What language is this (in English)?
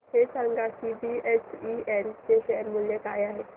Marathi